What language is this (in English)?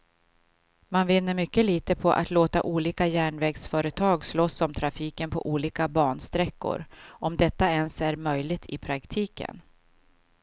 Swedish